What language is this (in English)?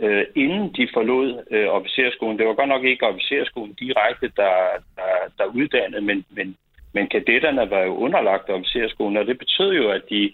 Danish